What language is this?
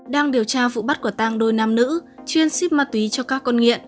Vietnamese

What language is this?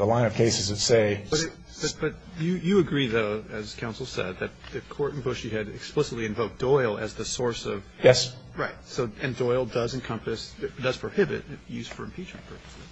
English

